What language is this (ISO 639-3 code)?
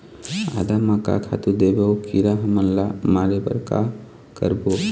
hne